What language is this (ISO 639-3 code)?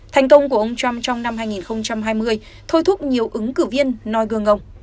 vie